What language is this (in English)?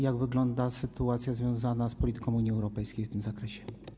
Polish